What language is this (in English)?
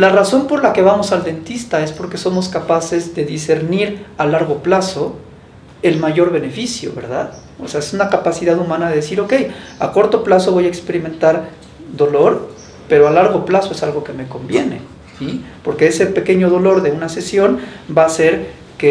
Spanish